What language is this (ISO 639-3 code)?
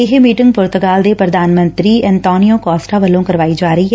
pan